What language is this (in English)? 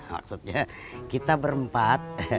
Indonesian